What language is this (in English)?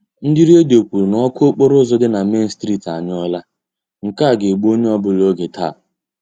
Igbo